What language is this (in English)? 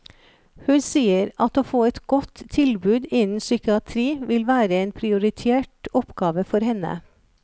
Norwegian